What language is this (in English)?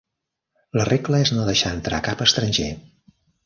Catalan